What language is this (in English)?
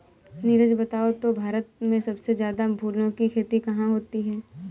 Hindi